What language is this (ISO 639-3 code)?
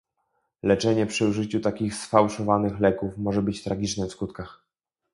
pol